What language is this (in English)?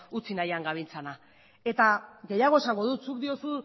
Basque